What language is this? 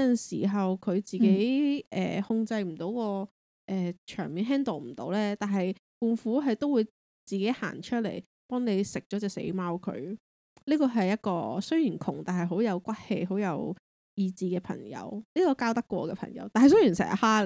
Chinese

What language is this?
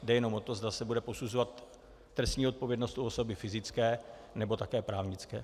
Czech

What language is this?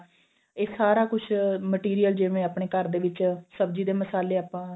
Punjabi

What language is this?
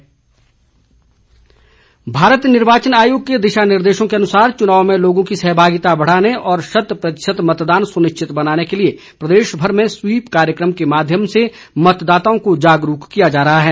Hindi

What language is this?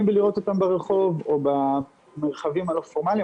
Hebrew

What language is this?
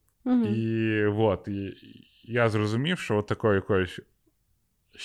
Ukrainian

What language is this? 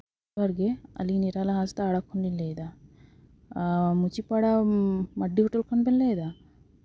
Santali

